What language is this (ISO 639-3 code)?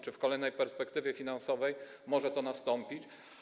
pol